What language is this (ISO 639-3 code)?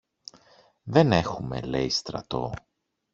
ell